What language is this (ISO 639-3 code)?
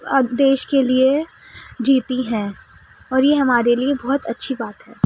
urd